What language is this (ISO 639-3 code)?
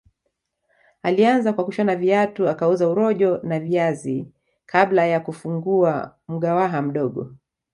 swa